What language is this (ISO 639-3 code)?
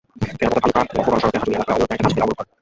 ben